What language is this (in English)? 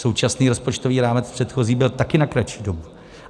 Czech